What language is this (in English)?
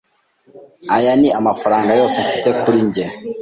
Kinyarwanda